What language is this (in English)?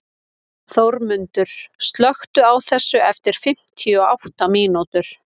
Icelandic